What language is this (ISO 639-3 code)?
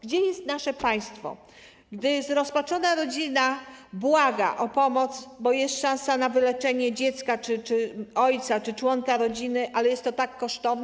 pol